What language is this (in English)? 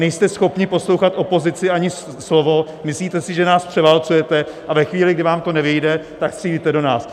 Czech